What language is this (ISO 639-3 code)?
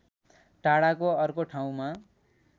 nep